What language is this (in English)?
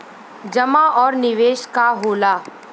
Bhojpuri